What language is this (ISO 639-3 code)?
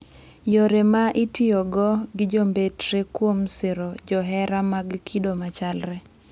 luo